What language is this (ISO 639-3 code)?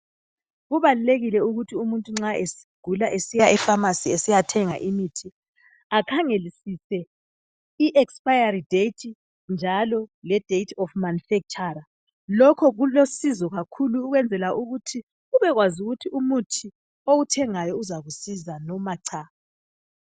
nde